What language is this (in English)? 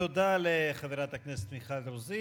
Hebrew